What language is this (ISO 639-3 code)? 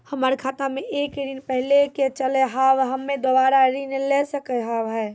mai